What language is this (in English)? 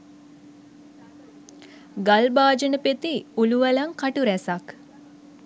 Sinhala